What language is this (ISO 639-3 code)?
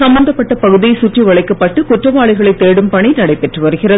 tam